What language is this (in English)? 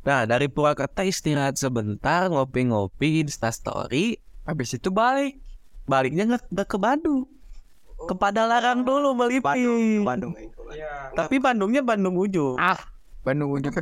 Indonesian